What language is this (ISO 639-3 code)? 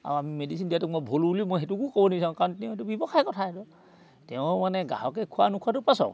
asm